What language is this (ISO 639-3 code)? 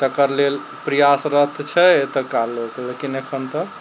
mai